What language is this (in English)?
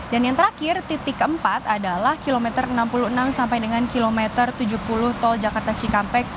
Indonesian